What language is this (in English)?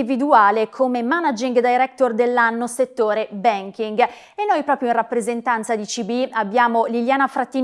Italian